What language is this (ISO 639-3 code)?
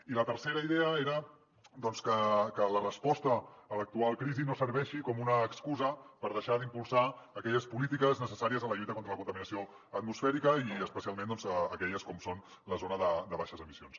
cat